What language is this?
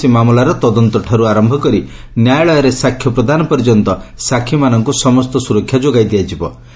Odia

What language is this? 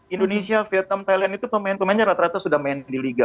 Indonesian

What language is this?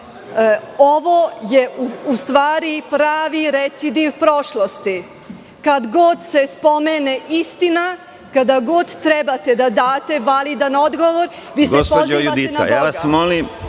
Serbian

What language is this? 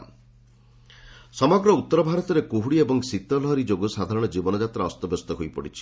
Odia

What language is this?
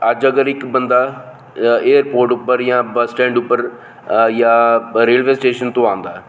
Dogri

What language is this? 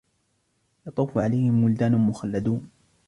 Arabic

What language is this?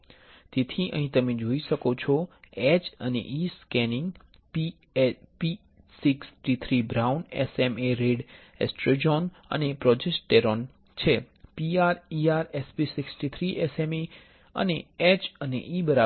Gujarati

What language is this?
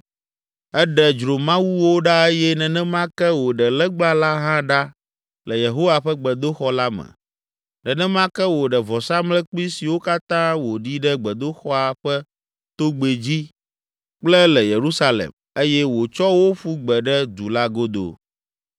Ewe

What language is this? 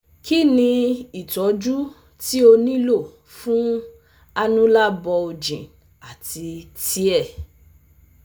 Yoruba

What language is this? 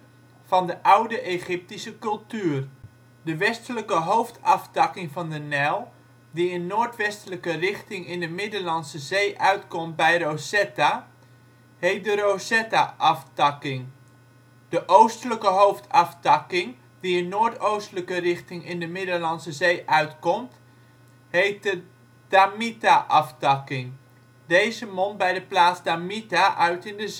Dutch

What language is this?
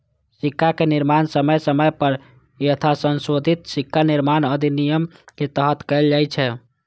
Maithili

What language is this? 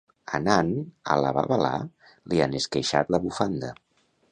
Catalan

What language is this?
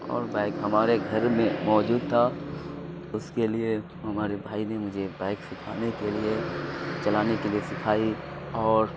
Urdu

